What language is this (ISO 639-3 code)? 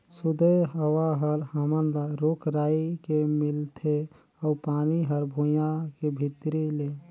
hne